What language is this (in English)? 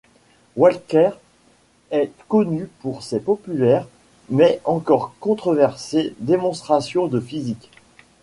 French